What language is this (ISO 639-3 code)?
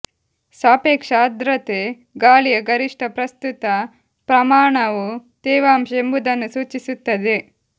kan